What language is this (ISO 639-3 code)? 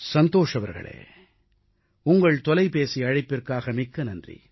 tam